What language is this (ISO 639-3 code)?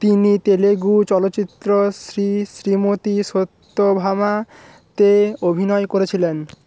ben